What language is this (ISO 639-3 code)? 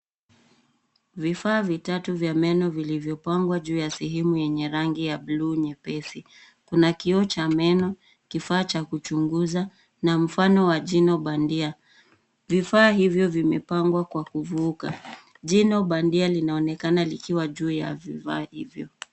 swa